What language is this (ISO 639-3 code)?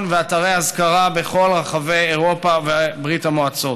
heb